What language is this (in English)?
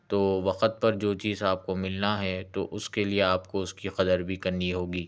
Urdu